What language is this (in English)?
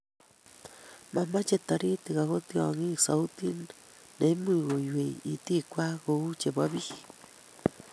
Kalenjin